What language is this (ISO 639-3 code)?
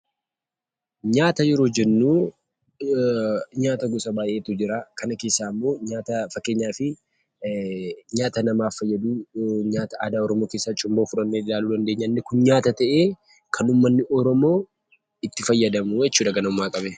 orm